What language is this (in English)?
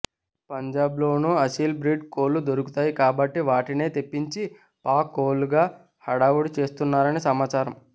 Telugu